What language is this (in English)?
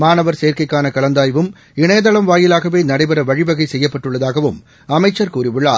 Tamil